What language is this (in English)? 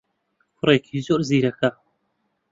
Central Kurdish